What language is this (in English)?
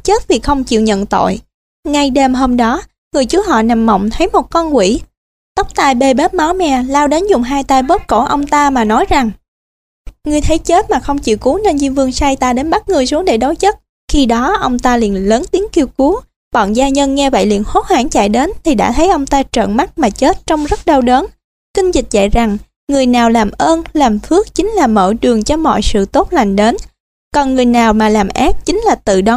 Vietnamese